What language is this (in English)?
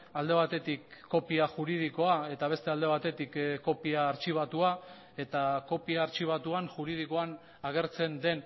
Basque